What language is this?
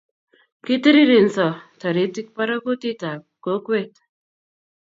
Kalenjin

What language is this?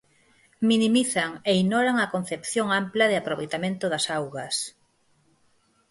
Galician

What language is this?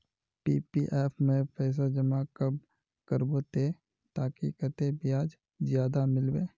Magahi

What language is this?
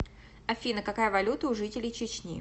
Russian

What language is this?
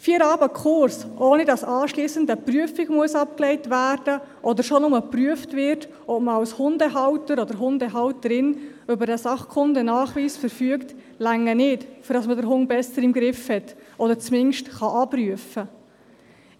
Swiss German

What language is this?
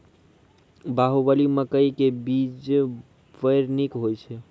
Maithili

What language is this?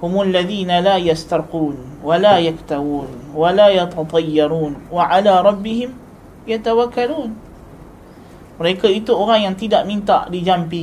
Malay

